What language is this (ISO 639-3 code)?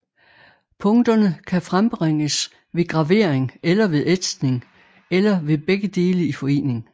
dan